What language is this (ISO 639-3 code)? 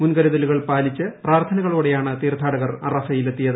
mal